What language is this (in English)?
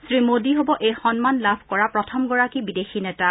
Assamese